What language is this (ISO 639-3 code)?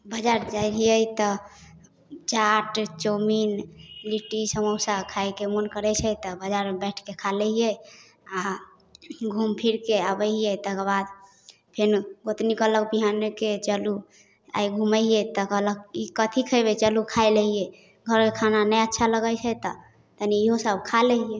mai